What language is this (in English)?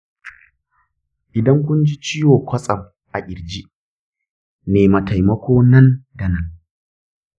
Hausa